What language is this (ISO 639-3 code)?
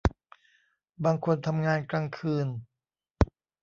tha